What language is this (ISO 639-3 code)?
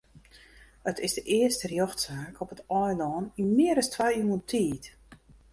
fry